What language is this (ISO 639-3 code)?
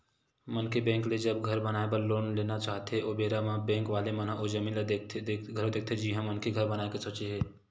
hne